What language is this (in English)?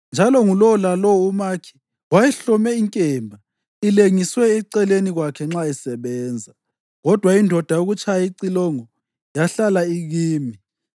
North Ndebele